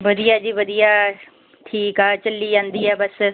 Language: Punjabi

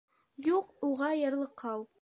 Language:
Bashkir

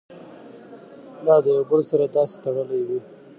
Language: Pashto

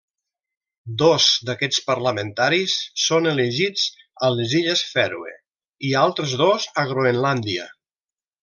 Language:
Catalan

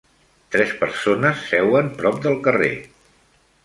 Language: Catalan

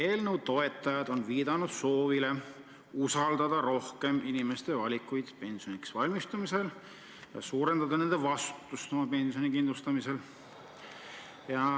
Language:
Estonian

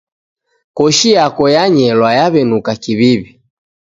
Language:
Taita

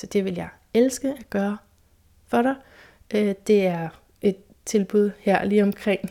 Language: Danish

